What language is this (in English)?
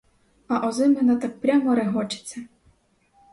Ukrainian